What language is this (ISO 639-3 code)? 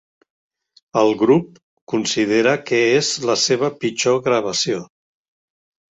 cat